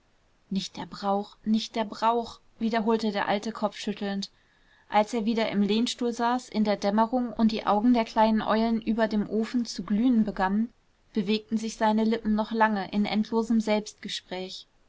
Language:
German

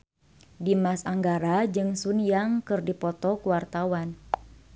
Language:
Sundanese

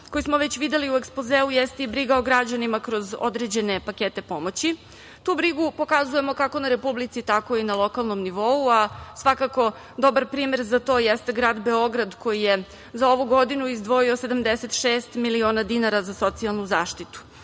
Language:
Serbian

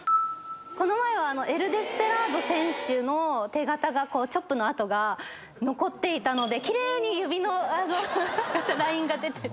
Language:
Japanese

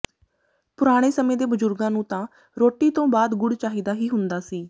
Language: Punjabi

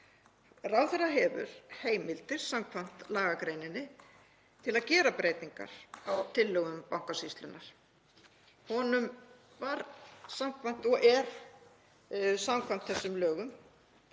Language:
Icelandic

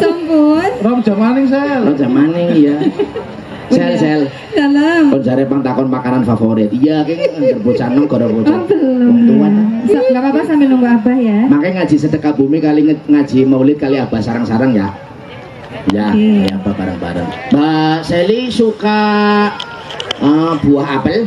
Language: Indonesian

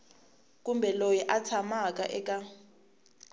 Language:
Tsonga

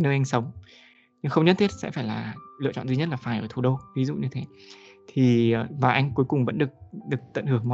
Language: Vietnamese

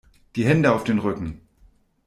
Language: German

